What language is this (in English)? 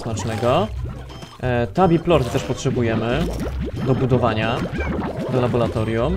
Polish